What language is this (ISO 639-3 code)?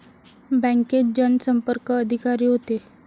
mar